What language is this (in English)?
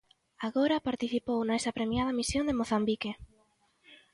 Galician